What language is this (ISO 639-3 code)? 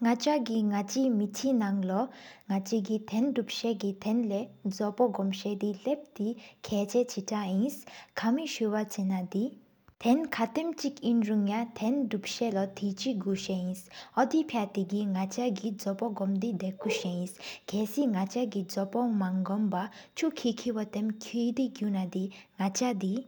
sip